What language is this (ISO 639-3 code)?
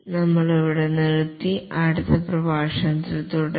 mal